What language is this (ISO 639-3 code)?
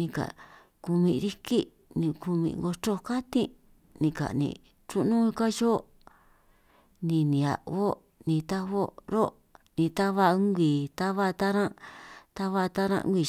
trq